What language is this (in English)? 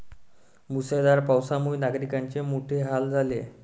Marathi